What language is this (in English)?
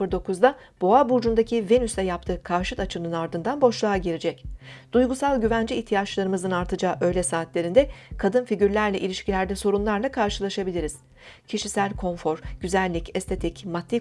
Turkish